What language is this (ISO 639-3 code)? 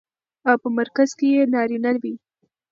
pus